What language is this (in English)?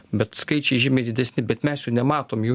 Lithuanian